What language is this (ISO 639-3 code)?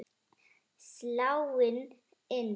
isl